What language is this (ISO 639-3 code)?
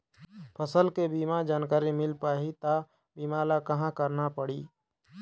hne